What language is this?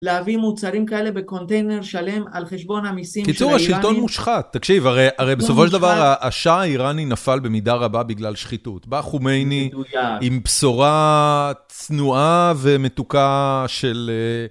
Hebrew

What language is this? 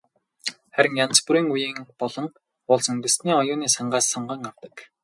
Mongolian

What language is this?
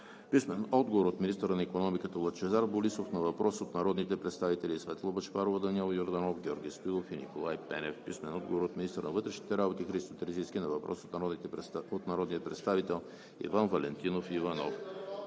Bulgarian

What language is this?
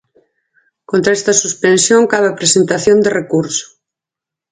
Galician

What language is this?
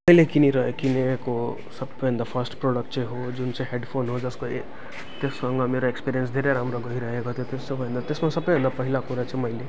Nepali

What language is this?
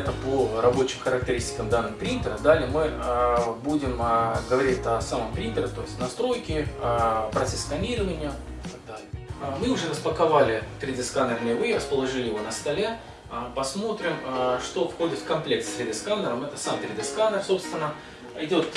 Russian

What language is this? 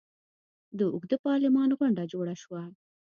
Pashto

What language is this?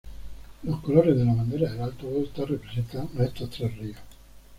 Spanish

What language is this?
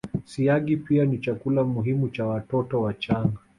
Swahili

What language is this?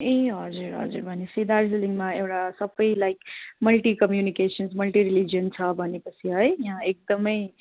Nepali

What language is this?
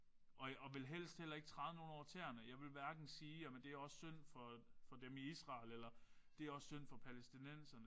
Danish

